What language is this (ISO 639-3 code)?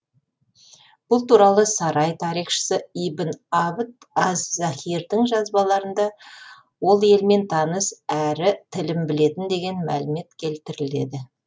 kaz